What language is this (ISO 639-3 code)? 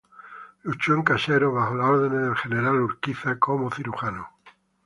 spa